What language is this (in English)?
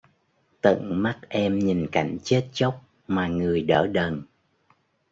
Vietnamese